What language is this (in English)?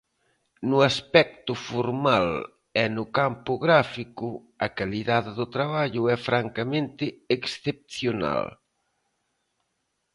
Galician